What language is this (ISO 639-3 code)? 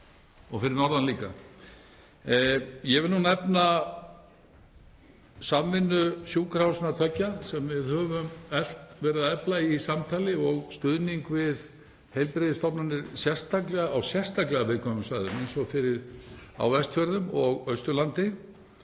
isl